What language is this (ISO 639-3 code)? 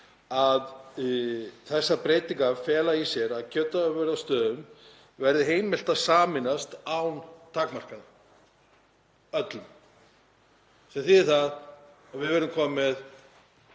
isl